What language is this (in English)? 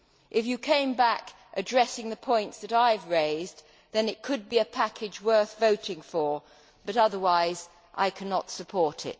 English